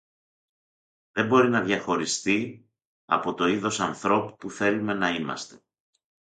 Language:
Greek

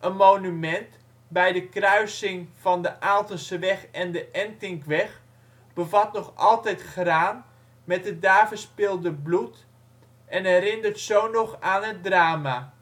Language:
Dutch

